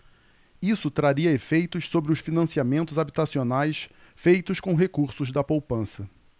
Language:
Portuguese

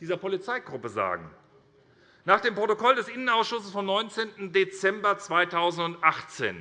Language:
German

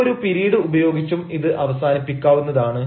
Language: Malayalam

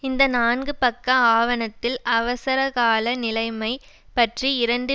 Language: Tamil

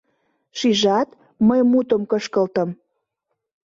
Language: Mari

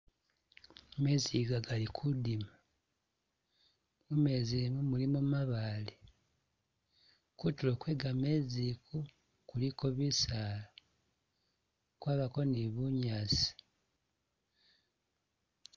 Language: Masaaba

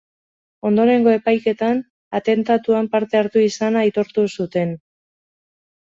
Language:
Basque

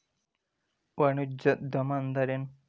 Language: Kannada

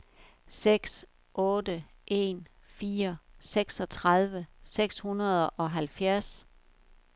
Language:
Danish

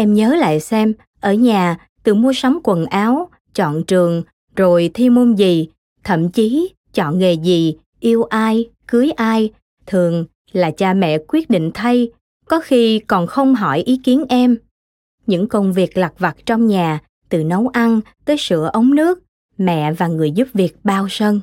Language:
Vietnamese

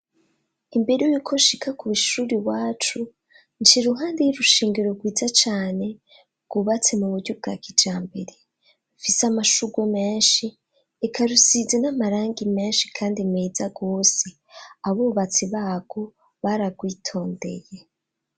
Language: Rundi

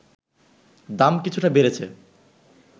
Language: Bangla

